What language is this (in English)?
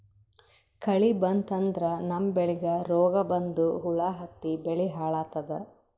Kannada